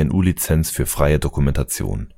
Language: German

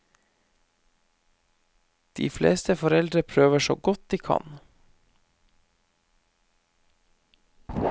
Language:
Norwegian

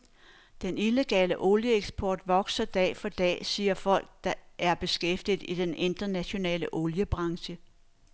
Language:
Danish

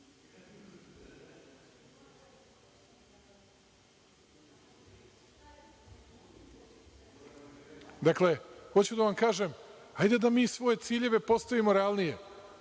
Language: Serbian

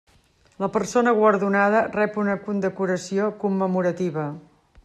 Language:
Catalan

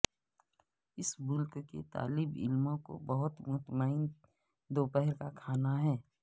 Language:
Urdu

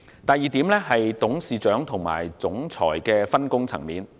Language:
Cantonese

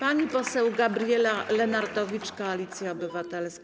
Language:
Polish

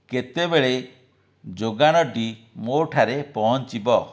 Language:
Odia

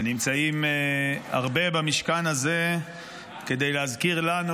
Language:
Hebrew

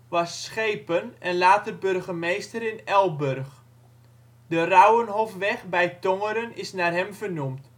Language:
Dutch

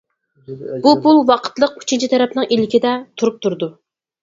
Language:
Uyghur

